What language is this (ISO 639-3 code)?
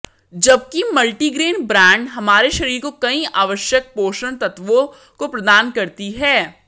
hin